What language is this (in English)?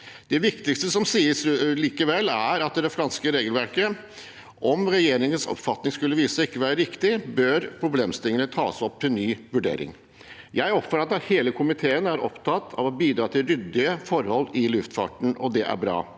Norwegian